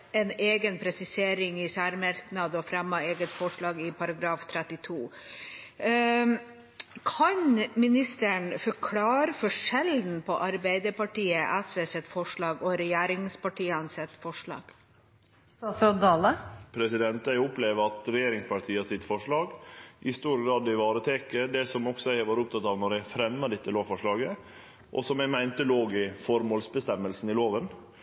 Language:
Norwegian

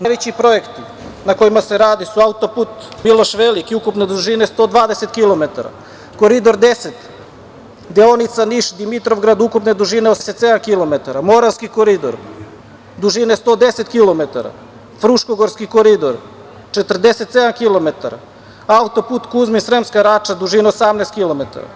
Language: Serbian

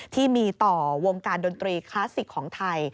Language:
Thai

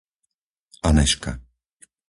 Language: Slovak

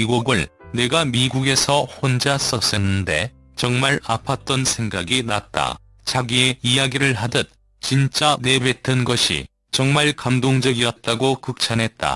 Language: Korean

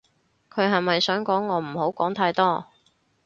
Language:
Cantonese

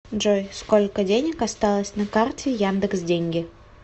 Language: Russian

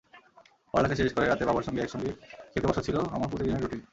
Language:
Bangla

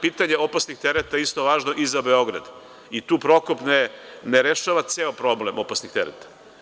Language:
Serbian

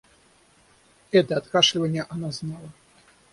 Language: Russian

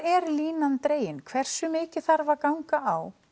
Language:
Icelandic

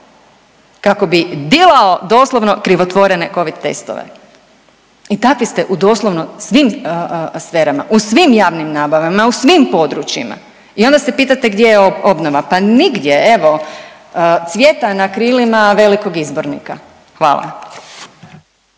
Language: Croatian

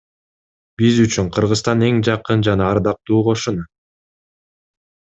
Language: Kyrgyz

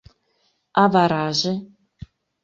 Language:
Mari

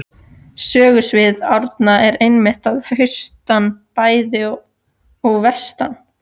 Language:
Icelandic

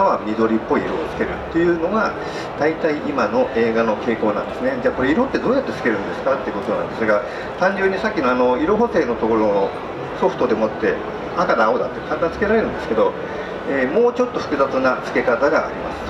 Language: Japanese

